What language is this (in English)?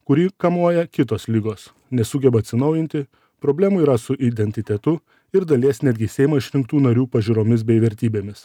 Lithuanian